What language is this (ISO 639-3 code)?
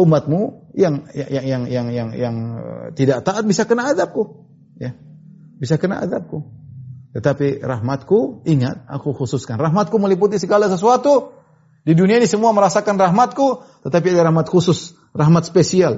ind